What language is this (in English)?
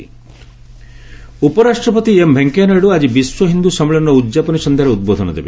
Odia